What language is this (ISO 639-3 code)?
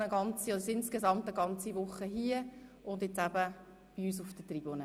gsw